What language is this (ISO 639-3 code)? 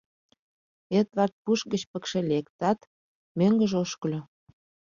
chm